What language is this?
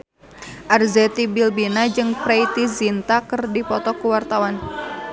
Sundanese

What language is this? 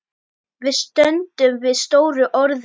Icelandic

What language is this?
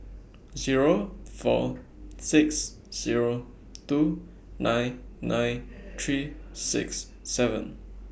English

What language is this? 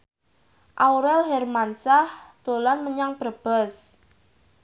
Javanese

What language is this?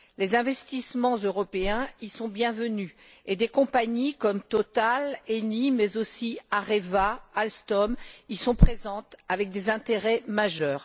French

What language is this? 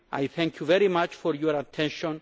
English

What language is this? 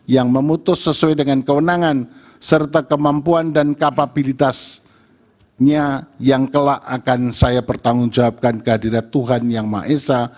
Indonesian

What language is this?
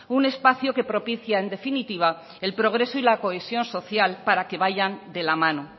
Spanish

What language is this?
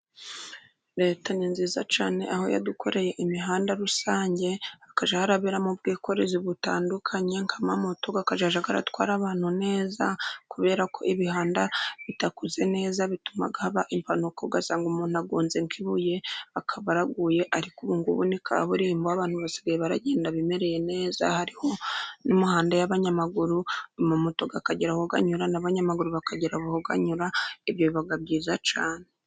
Kinyarwanda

